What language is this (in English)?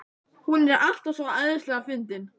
Icelandic